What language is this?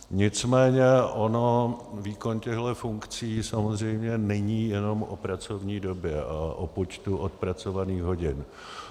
Czech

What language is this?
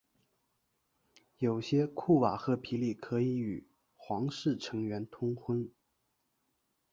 Chinese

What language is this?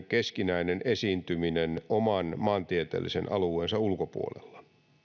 Finnish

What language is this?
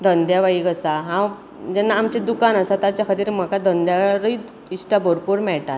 Konkani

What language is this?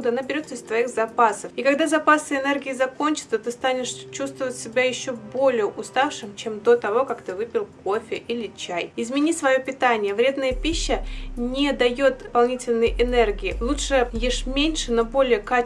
Russian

